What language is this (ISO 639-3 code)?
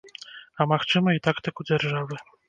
bel